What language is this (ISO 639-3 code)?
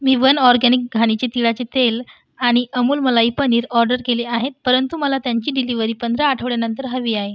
mar